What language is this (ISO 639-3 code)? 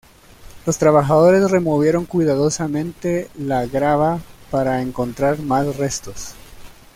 spa